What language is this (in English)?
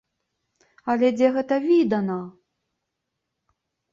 Belarusian